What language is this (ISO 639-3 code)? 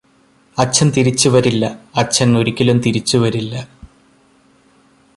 mal